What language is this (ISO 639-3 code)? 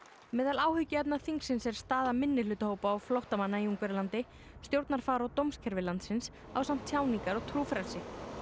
isl